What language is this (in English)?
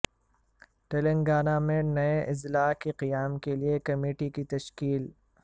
Urdu